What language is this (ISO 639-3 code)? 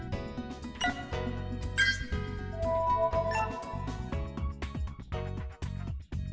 vie